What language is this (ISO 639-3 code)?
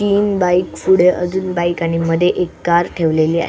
mar